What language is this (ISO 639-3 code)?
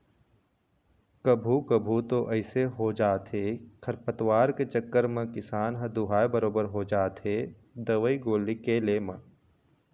hne